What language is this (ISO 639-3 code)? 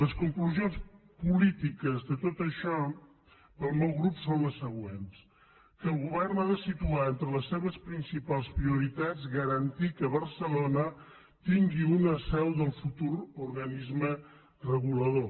cat